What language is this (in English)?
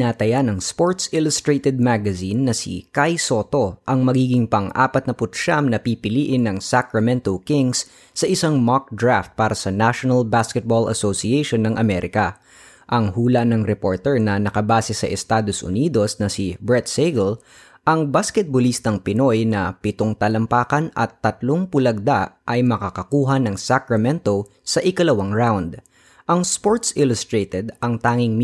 Filipino